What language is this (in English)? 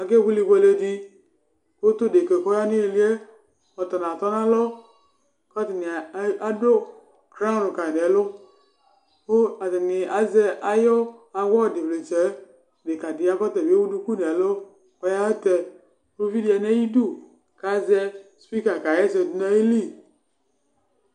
Ikposo